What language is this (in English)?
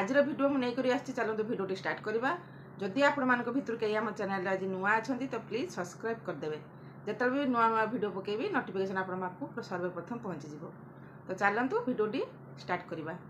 Bangla